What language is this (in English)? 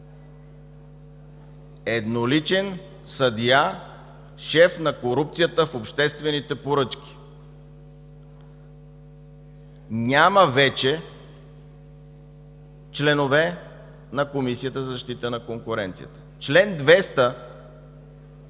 Bulgarian